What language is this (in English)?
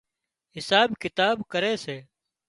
Wadiyara Koli